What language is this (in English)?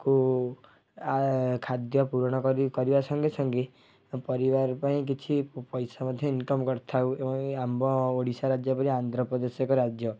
Odia